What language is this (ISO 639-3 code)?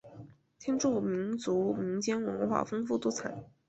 zho